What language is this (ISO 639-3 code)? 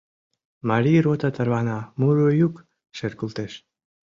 chm